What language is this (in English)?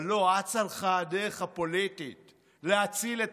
Hebrew